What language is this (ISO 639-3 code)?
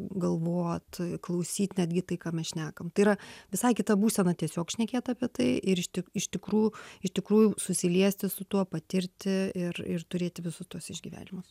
lit